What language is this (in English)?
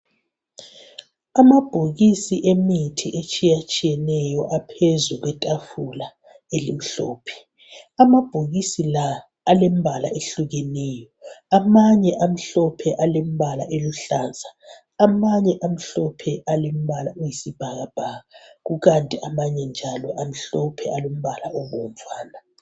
North Ndebele